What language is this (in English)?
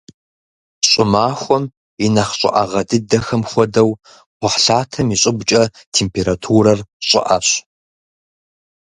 Kabardian